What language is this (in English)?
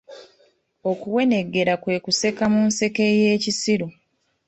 Ganda